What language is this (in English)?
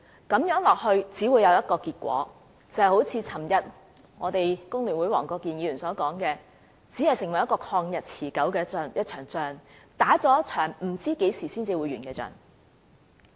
Cantonese